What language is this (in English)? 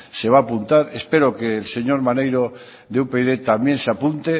Spanish